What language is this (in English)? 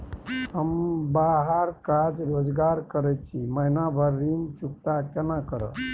Maithili